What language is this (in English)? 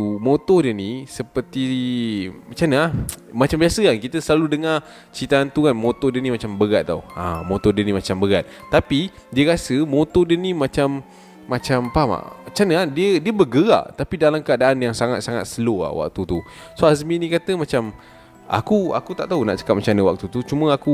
Malay